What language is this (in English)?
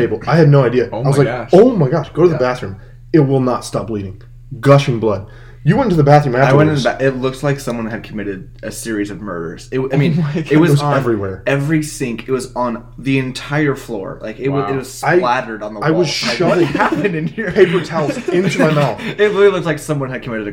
English